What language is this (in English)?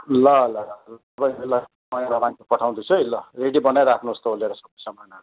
Nepali